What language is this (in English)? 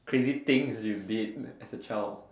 English